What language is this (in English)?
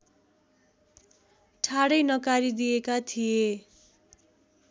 Nepali